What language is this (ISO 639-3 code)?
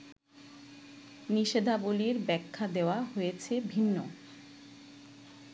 ben